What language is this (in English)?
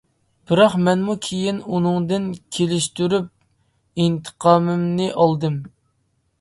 Uyghur